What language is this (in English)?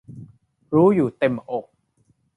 Thai